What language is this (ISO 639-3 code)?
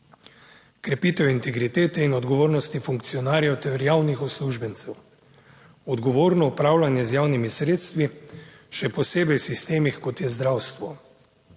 slv